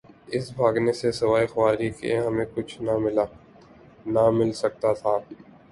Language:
Urdu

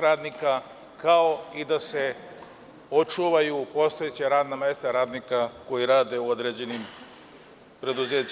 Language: Serbian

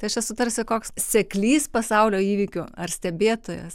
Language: Lithuanian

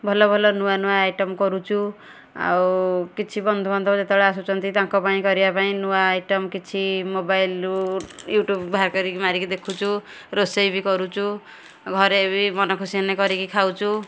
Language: Odia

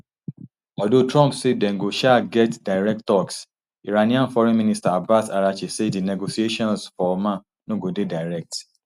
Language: Nigerian Pidgin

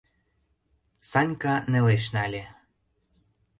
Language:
Mari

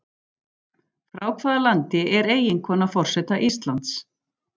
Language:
Icelandic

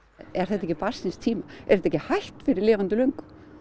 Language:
Icelandic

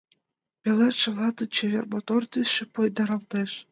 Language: Mari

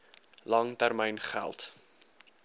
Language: Afrikaans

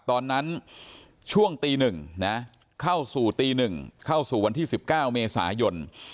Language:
Thai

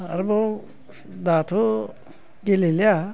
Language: Bodo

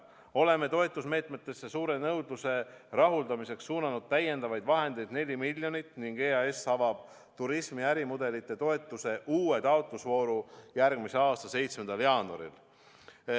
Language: Estonian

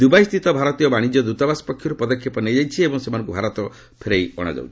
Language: Odia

